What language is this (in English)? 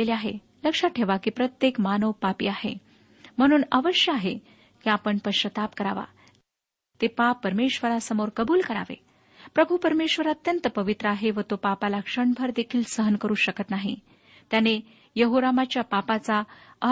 Marathi